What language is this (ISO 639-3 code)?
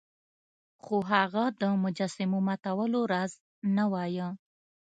pus